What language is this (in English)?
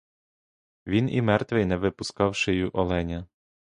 Ukrainian